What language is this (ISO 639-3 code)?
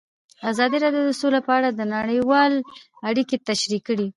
pus